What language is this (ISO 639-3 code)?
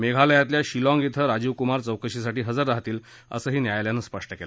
mar